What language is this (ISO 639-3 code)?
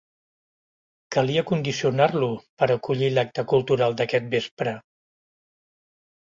cat